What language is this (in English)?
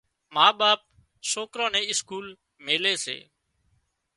Wadiyara Koli